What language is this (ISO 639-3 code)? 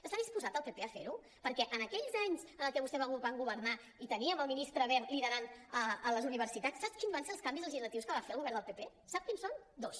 cat